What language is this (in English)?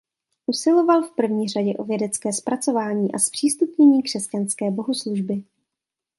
Czech